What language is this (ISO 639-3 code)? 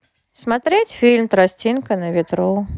rus